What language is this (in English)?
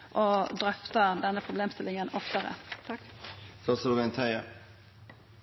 Norwegian Nynorsk